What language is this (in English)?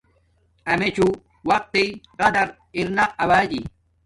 Domaaki